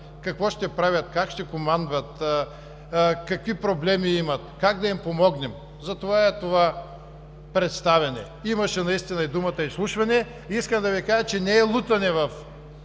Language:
Bulgarian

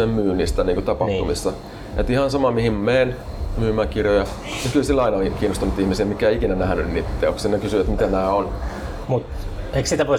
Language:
Finnish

